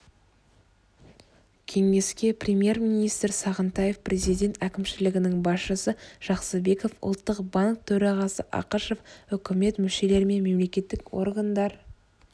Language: Kazakh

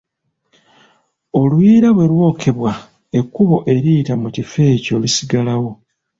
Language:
Ganda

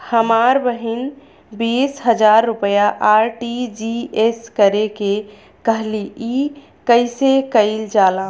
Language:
Bhojpuri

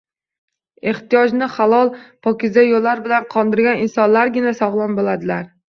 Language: Uzbek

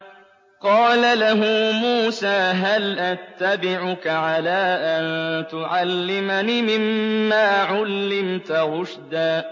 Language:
Arabic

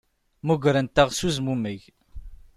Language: Kabyle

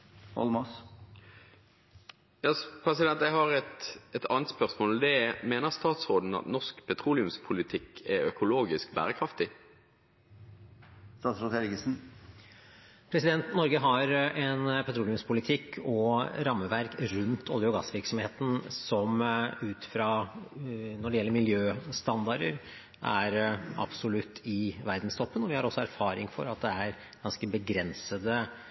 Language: Norwegian Bokmål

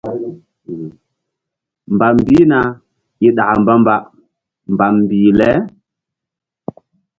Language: Mbum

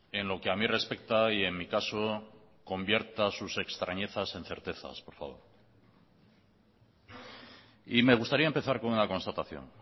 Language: Spanish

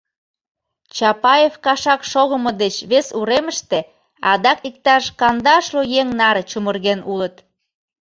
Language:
Mari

